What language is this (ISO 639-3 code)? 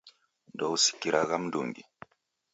dav